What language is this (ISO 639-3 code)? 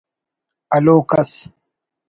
brh